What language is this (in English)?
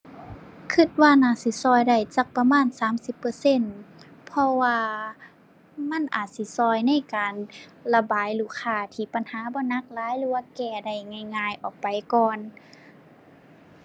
Thai